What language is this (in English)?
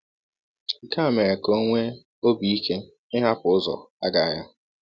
Igbo